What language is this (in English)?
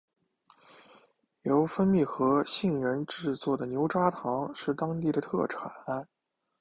Chinese